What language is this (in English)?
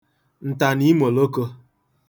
Igbo